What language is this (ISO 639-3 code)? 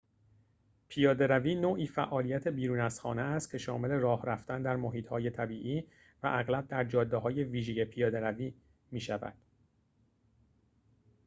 fas